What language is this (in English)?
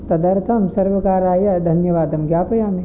Sanskrit